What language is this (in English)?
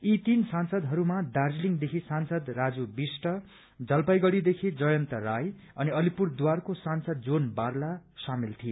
Nepali